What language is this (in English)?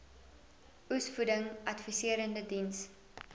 Afrikaans